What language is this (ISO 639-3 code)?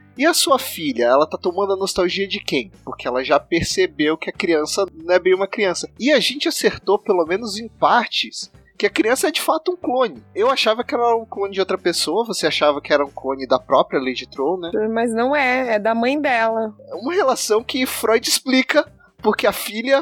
por